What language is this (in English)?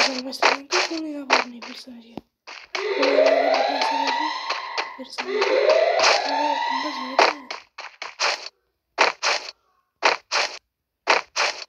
Polish